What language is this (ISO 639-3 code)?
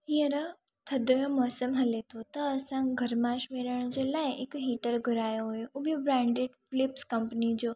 snd